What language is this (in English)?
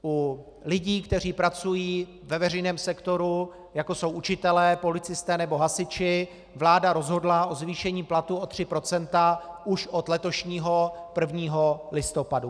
Czech